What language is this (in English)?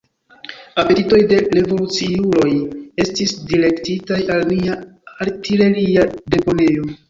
Esperanto